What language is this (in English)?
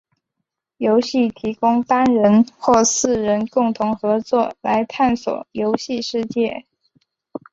Chinese